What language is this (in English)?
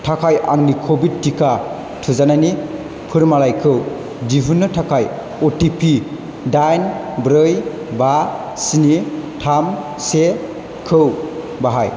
Bodo